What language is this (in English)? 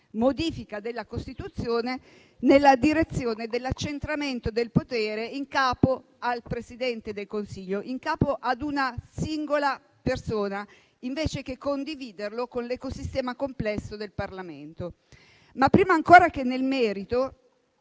Italian